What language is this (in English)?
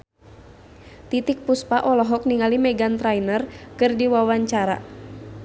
Sundanese